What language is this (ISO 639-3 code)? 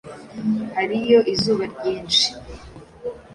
kin